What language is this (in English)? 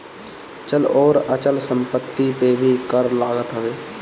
Bhojpuri